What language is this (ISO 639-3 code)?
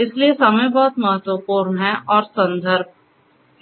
hin